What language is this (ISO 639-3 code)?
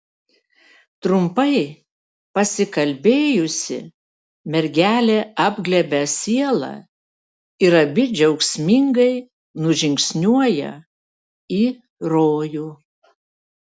lit